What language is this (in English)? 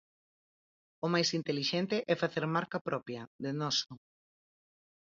Galician